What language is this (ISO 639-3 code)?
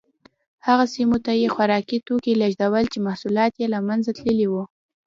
pus